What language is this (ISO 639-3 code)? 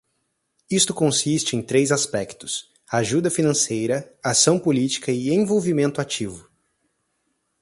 por